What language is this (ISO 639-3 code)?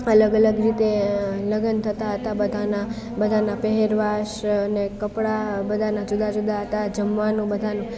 guj